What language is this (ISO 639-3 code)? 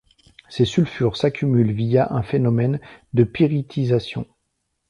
fra